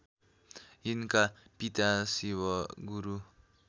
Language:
Nepali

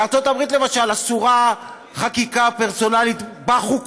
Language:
Hebrew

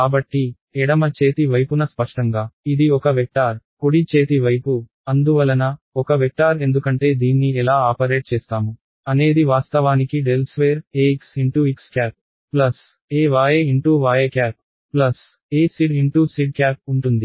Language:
Telugu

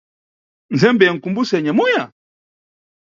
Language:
Nyungwe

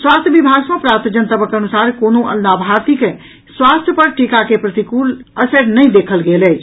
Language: Maithili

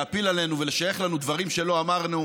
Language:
Hebrew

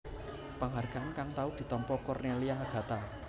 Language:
Javanese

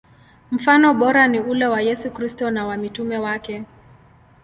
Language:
Swahili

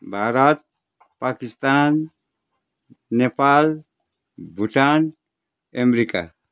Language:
Nepali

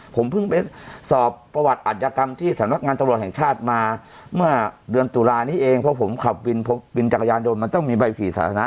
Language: Thai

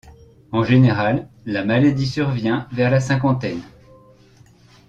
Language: French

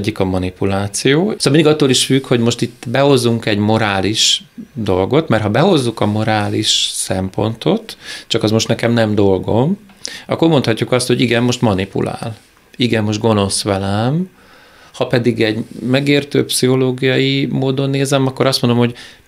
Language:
Hungarian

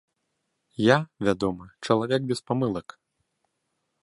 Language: Belarusian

